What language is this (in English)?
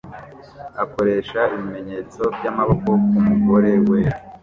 Kinyarwanda